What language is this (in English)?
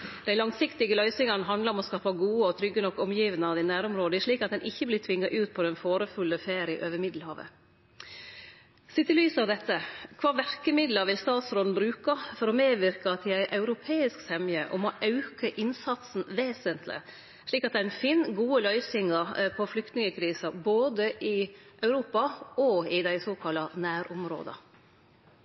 Norwegian Nynorsk